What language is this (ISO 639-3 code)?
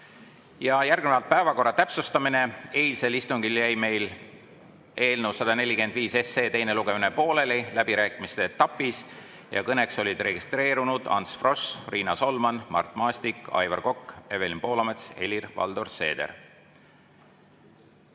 est